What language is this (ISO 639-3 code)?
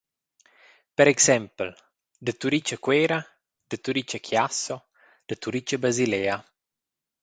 roh